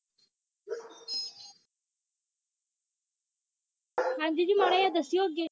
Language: Punjabi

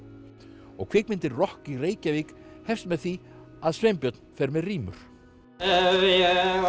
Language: Icelandic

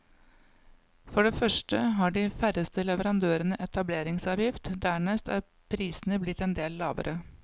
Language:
Norwegian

